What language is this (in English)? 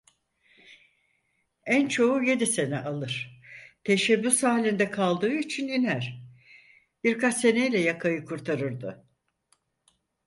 Turkish